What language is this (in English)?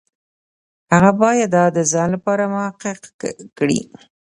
Pashto